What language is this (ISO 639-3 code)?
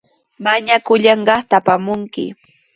qws